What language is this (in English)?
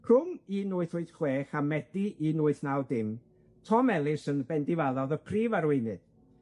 Welsh